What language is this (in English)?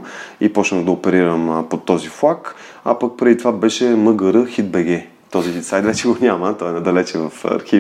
Bulgarian